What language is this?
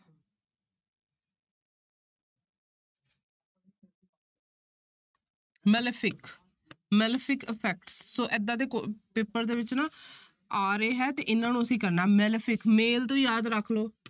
Punjabi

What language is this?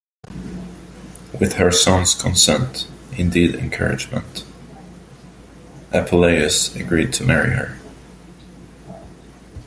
English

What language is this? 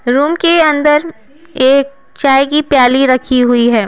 Hindi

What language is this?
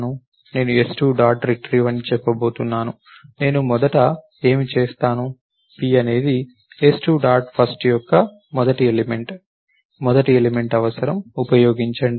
Telugu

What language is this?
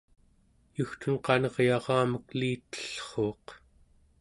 Central Yupik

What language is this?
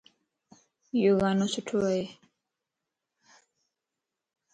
Lasi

